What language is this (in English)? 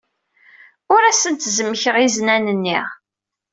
Kabyle